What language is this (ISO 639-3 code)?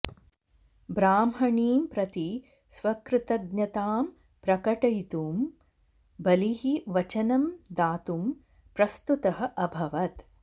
san